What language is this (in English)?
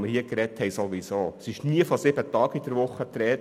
Swiss German